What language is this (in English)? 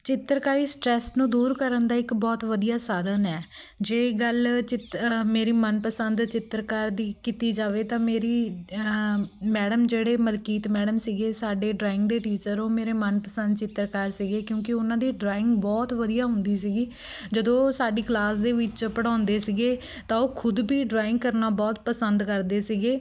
Punjabi